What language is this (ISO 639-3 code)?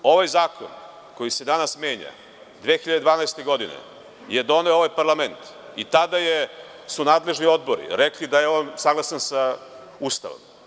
srp